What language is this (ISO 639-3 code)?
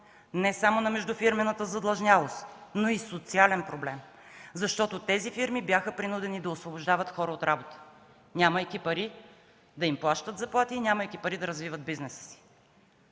bul